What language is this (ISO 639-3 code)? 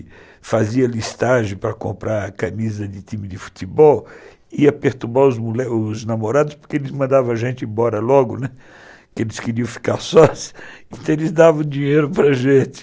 por